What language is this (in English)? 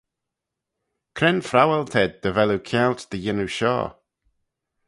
Manx